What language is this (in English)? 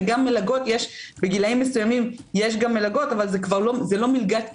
Hebrew